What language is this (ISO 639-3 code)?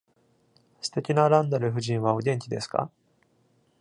jpn